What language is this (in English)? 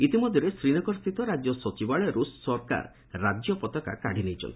Odia